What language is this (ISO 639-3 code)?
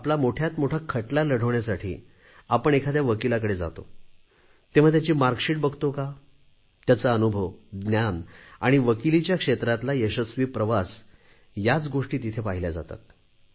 mar